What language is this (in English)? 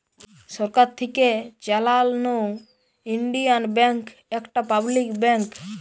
Bangla